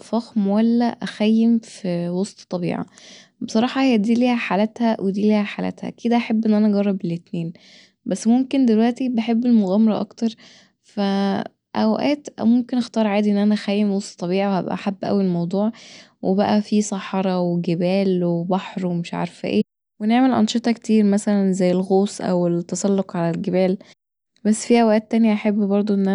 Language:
Egyptian Arabic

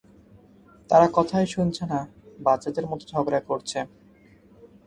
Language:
Bangla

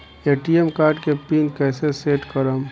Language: Bhojpuri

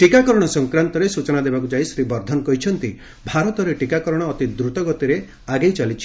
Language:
Odia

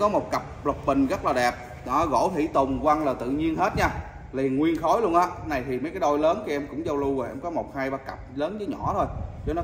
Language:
Vietnamese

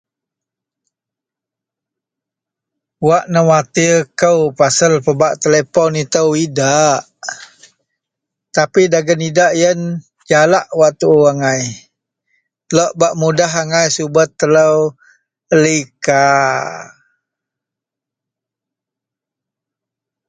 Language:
Central Melanau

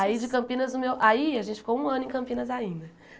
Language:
Portuguese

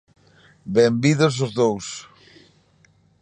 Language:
Galician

